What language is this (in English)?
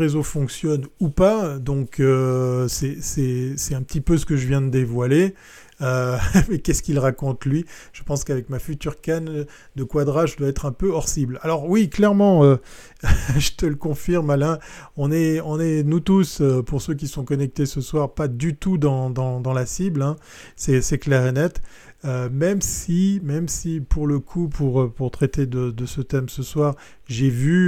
French